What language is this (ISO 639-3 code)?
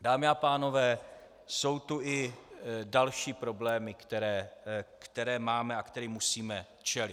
ces